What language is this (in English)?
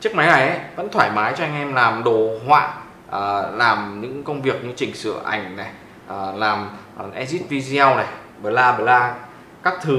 Vietnamese